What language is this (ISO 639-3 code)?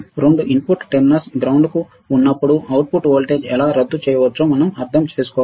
tel